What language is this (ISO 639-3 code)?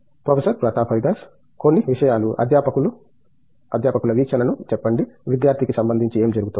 tel